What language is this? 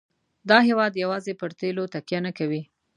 Pashto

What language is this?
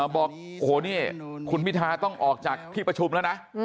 Thai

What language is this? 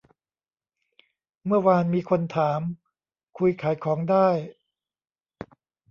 Thai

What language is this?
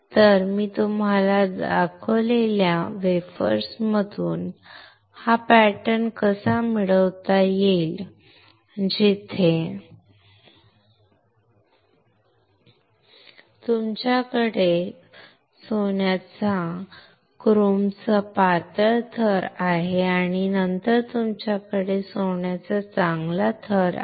Marathi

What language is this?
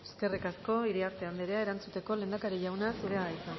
Basque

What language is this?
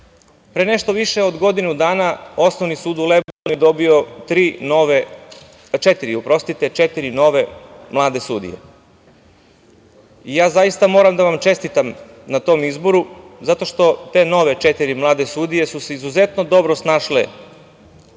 Serbian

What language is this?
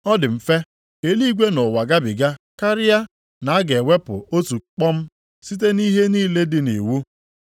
Igbo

